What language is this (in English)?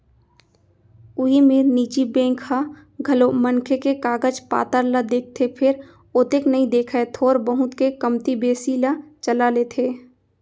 Chhattisgarhi